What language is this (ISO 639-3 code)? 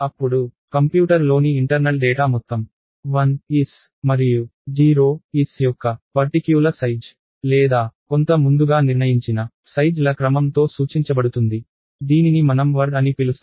tel